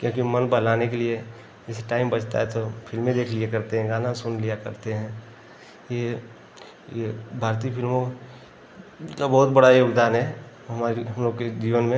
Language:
Hindi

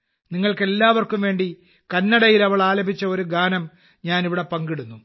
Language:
Malayalam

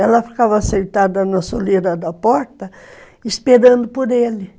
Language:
Portuguese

